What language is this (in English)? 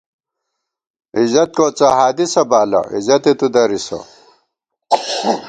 Gawar-Bati